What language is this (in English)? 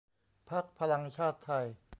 Thai